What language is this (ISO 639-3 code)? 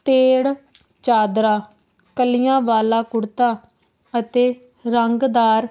pan